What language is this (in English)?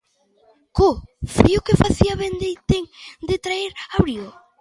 Galician